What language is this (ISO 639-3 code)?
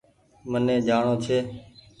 gig